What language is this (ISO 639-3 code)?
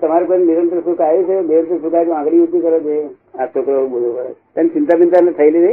guj